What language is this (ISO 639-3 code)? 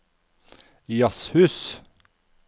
nor